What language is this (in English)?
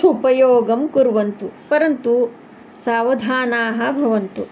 Sanskrit